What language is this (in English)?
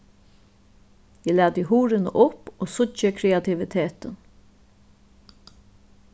Faroese